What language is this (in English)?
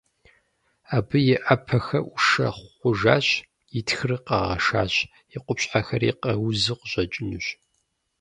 Kabardian